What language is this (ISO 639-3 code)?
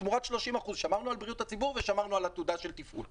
heb